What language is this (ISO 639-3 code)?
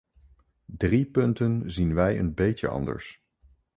nld